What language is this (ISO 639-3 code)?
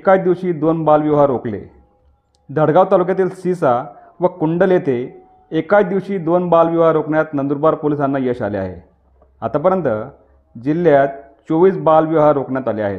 mar